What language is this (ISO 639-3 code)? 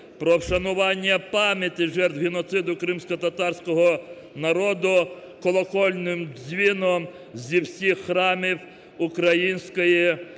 ukr